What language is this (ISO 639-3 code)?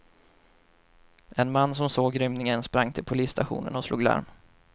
swe